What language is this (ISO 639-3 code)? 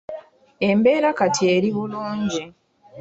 lug